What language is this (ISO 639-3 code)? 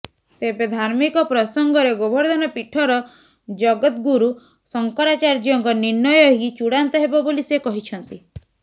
ori